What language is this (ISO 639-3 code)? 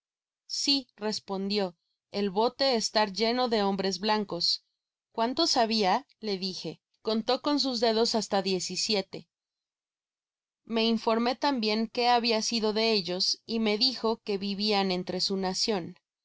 spa